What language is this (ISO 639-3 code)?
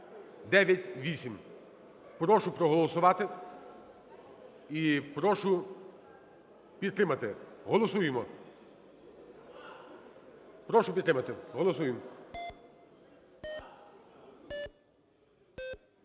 ukr